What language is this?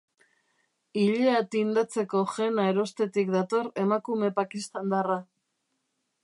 Basque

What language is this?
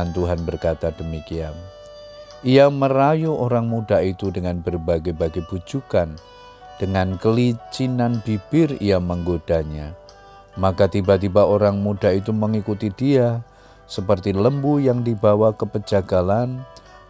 Indonesian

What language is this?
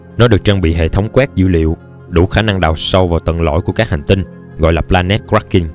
Vietnamese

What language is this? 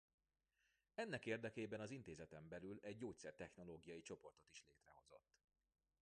Hungarian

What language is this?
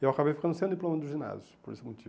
Portuguese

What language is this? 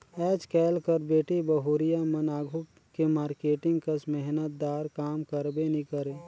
Chhattisgarhi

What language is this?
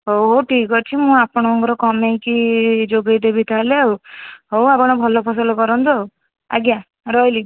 Odia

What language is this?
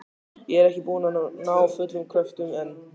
Icelandic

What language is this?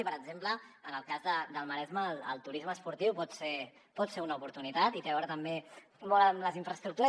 Catalan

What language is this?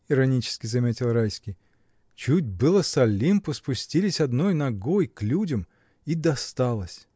Russian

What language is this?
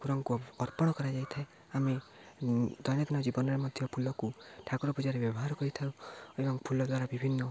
Odia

